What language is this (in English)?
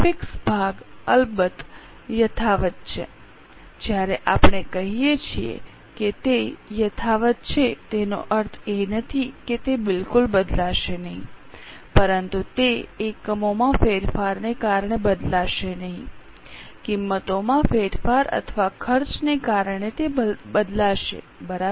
Gujarati